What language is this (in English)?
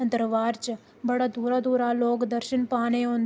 Dogri